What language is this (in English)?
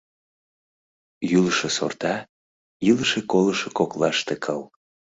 Mari